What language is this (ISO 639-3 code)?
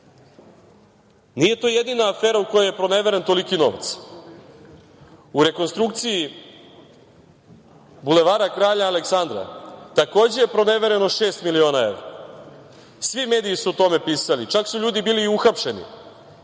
srp